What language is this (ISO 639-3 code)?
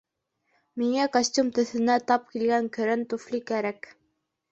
bak